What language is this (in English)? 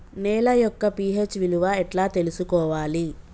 Telugu